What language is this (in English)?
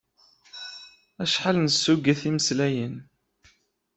Kabyle